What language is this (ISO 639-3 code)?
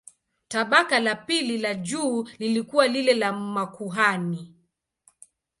swa